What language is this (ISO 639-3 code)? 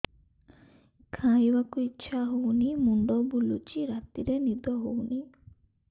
ori